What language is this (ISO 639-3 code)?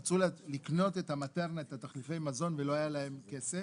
heb